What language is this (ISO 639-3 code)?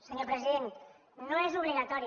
cat